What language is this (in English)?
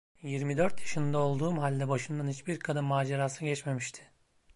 Turkish